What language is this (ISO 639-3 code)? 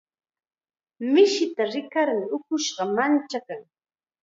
qxa